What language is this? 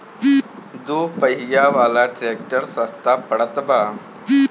Bhojpuri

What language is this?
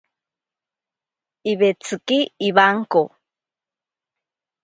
Ashéninka Perené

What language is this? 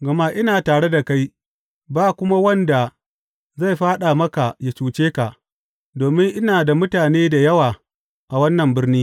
Hausa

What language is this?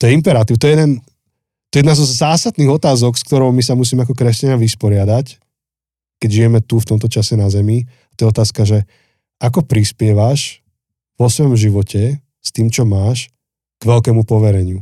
Slovak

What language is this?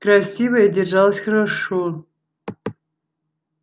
Russian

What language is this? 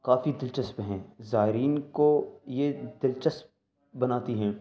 Urdu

